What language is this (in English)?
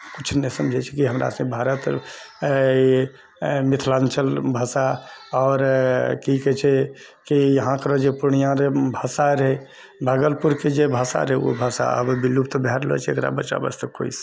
Maithili